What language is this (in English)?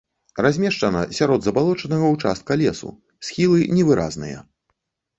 Belarusian